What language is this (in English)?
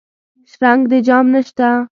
Pashto